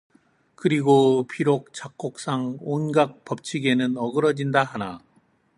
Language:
Korean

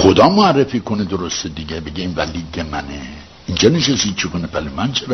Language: Persian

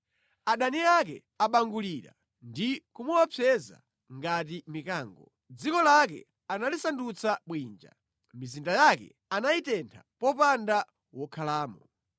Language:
Nyanja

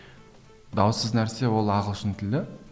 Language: Kazakh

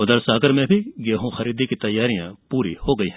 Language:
Hindi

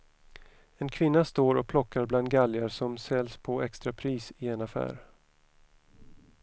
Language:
Swedish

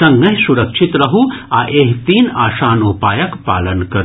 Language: Maithili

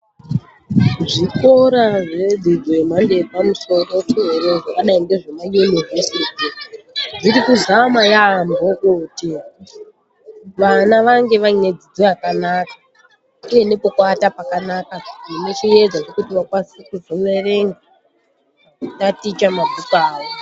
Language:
Ndau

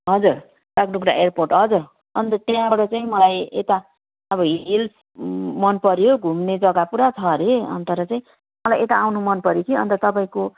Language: Nepali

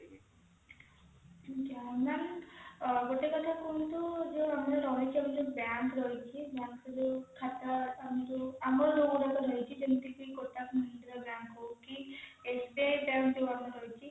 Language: Odia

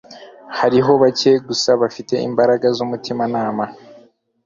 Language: Kinyarwanda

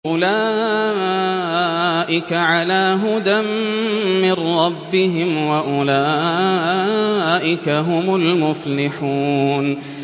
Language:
Arabic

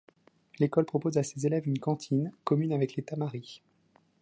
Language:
French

